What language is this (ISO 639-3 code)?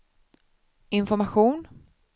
swe